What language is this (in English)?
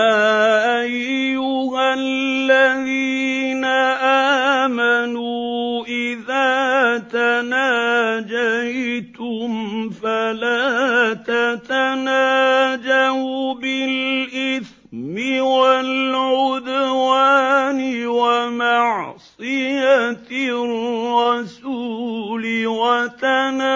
Arabic